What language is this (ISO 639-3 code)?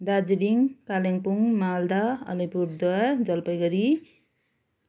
nep